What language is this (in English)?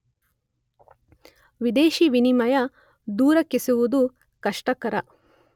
Kannada